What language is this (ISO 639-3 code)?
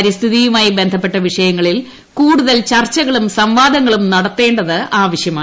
mal